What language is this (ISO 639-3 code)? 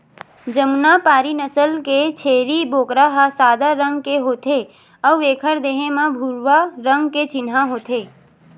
hne